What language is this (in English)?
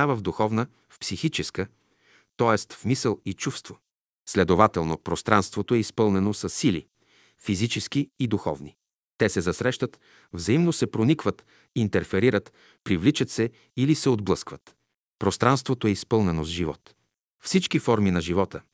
Bulgarian